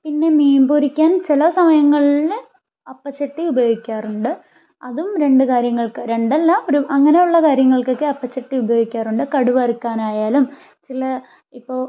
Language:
Malayalam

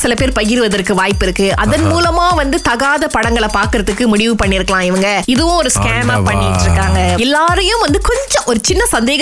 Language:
Tamil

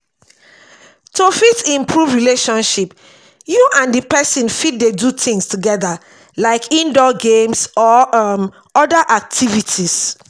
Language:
Nigerian Pidgin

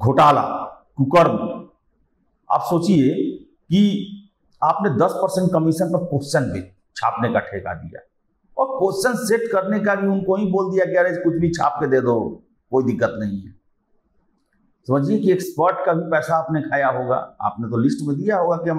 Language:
Hindi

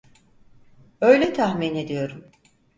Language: Turkish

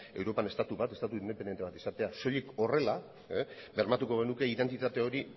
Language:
Basque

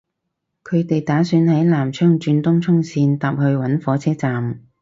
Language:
Cantonese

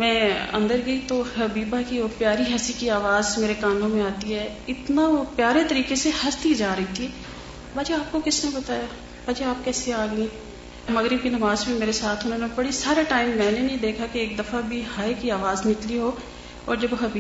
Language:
Urdu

